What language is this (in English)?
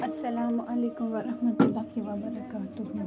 Kashmiri